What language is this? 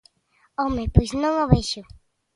Galician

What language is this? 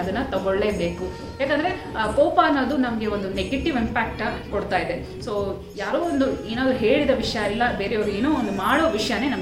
Kannada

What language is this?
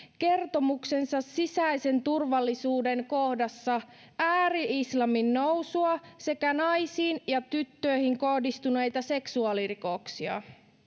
Finnish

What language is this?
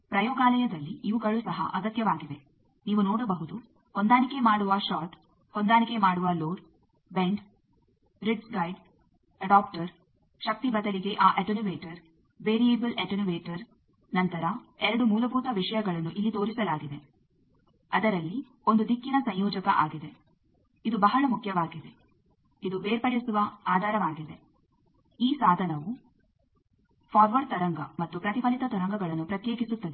Kannada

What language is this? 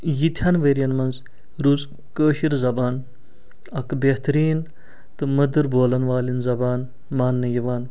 Kashmiri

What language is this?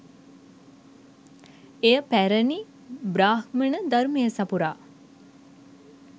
Sinhala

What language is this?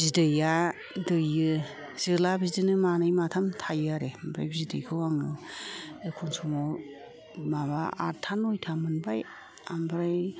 Bodo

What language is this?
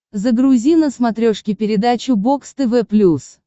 Russian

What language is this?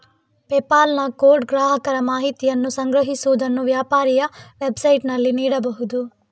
Kannada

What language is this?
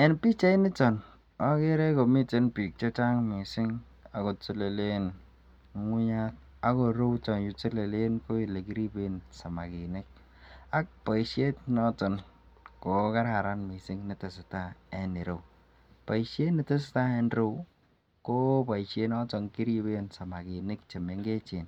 Kalenjin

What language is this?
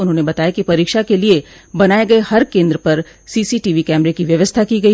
Hindi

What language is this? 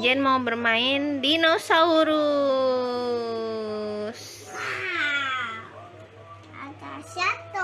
Indonesian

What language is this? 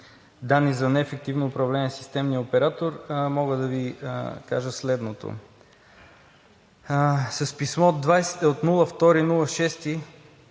Bulgarian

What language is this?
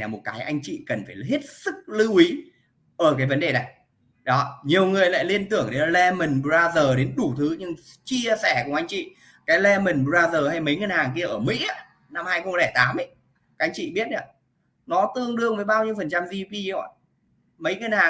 Vietnamese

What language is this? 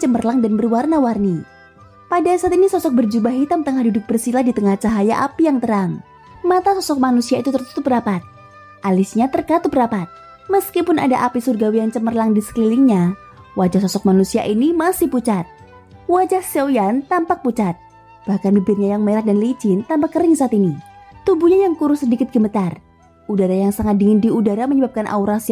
Indonesian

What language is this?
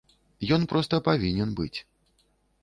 Belarusian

